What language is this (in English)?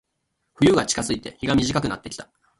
Japanese